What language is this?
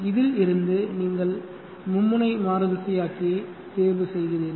Tamil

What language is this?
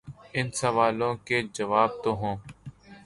Urdu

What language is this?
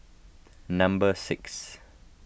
English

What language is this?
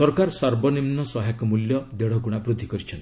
Odia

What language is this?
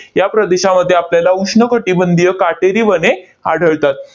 Marathi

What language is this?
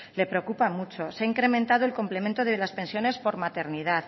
Spanish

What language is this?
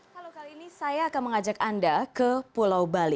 Indonesian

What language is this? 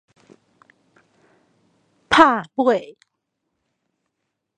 Min Nan Chinese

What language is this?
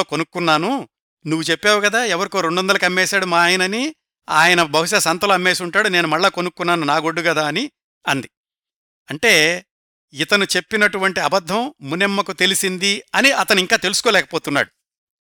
Telugu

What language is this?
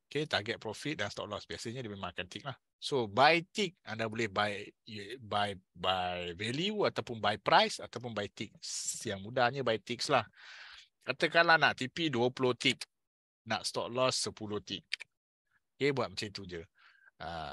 Malay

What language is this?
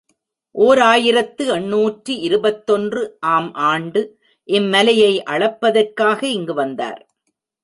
Tamil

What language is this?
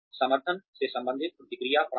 Hindi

